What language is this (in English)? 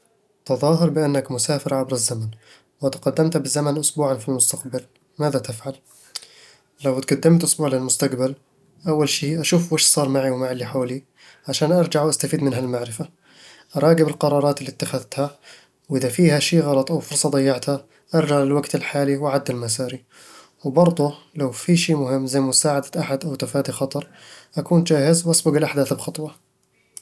Eastern Egyptian Bedawi Arabic